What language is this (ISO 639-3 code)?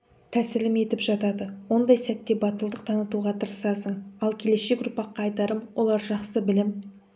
kaz